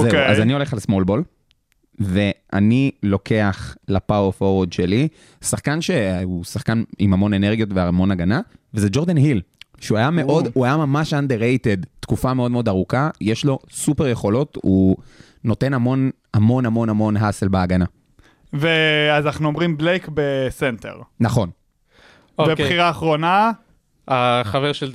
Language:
Hebrew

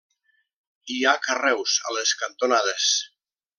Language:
Catalan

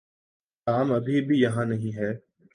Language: Urdu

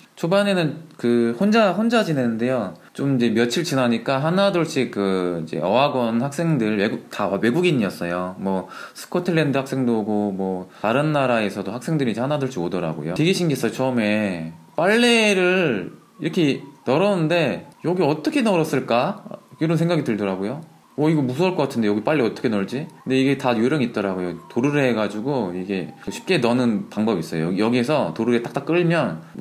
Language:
Korean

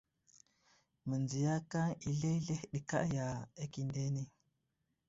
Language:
Wuzlam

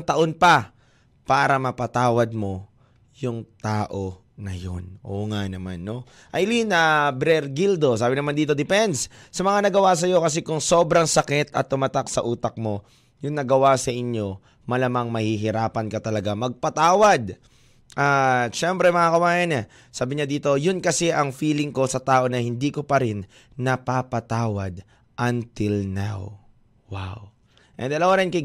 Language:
Filipino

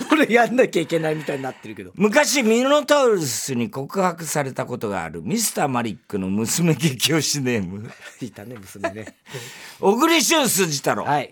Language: Japanese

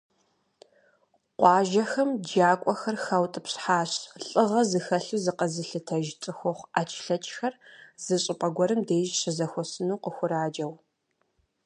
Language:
Kabardian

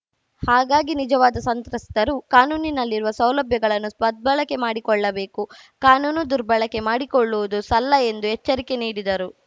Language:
Kannada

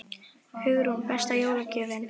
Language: Icelandic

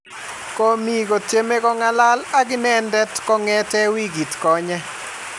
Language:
Kalenjin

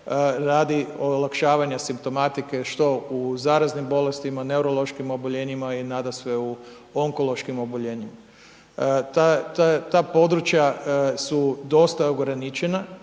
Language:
Croatian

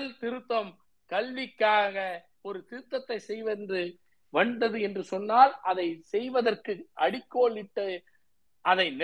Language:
Tamil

